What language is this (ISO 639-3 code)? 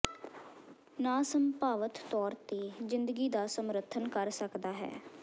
pan